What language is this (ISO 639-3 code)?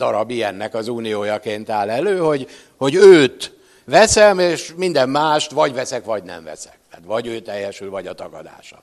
hun